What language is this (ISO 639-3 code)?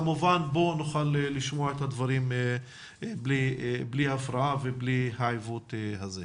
heb